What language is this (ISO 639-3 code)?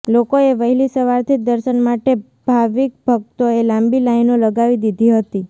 guj